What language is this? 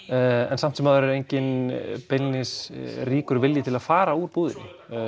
Icelandic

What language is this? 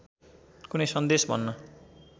Nepali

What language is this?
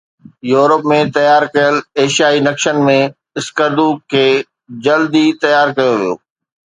Sindhi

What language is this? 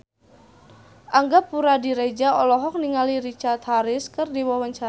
Sundanese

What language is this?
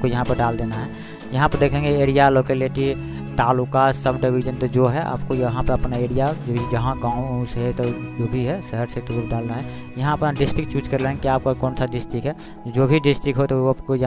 Hindi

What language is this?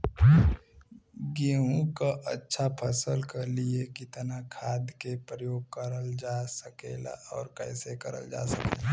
Bhojpuri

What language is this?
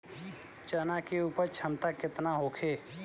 Bhojpuri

